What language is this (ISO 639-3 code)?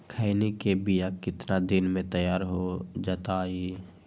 mag